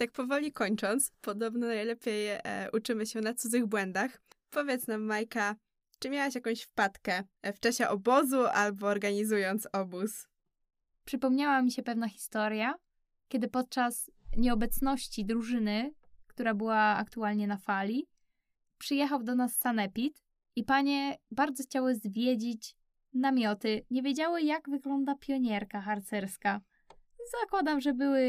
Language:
Polish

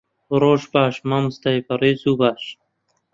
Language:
Central Kurdish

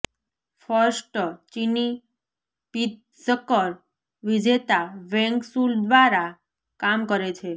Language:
Gujarati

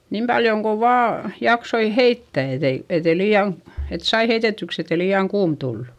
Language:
Finnish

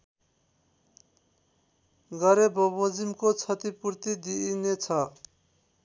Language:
Nepali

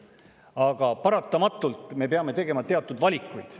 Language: Estonian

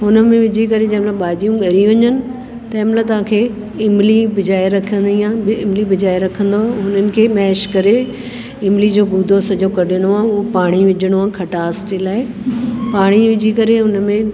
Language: Sindhi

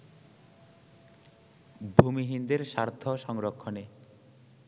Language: Bangla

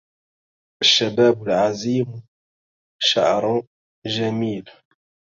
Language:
Arabic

